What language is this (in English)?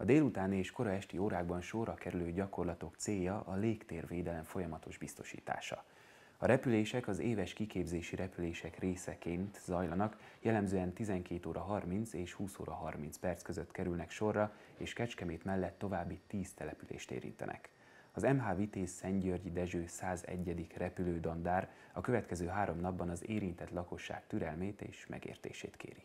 Hungarian